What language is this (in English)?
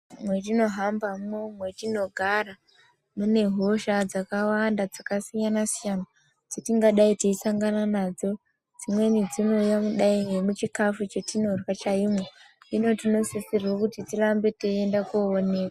Ndau